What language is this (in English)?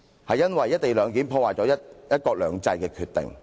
Cantonese